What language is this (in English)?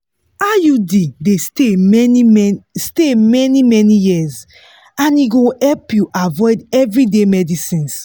Nigerian Pidgin